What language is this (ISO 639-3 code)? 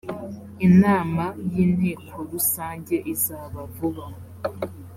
kin